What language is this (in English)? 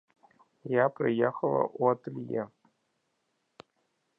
Belarusian